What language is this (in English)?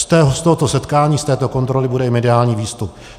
Czech